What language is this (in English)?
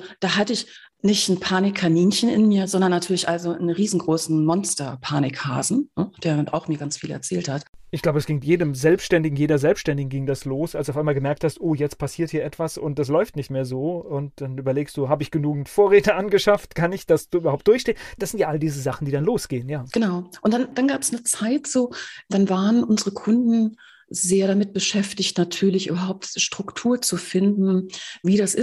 German